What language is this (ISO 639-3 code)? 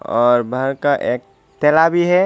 hin